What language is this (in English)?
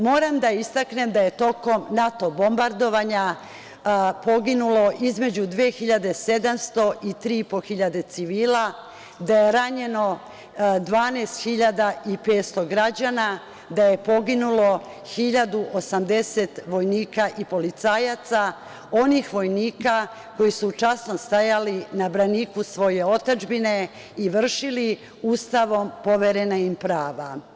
Serbian